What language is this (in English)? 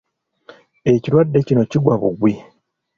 Ganda